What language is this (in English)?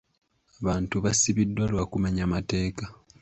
Ganda